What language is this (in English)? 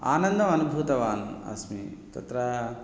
Sanskrit